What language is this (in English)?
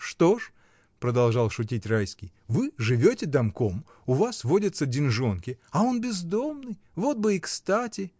Russian